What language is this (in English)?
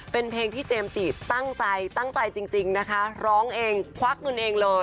Thai